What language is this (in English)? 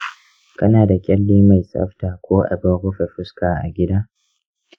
Hausa